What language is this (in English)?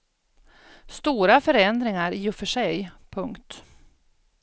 Swedish